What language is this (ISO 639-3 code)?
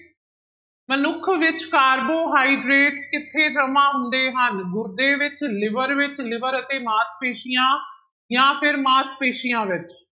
pan